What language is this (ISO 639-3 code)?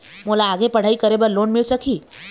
hne